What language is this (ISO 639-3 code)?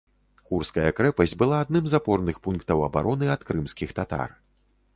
bel